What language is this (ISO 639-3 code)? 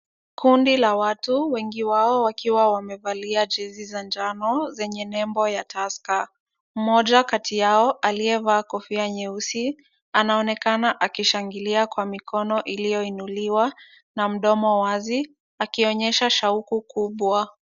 swa